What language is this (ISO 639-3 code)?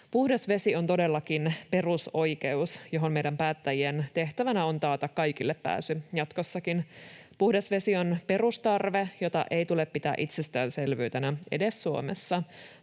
fin